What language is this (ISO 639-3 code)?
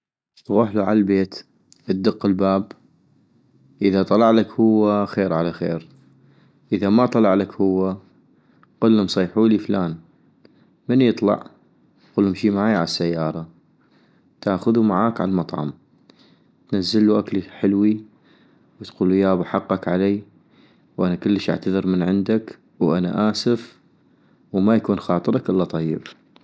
ayp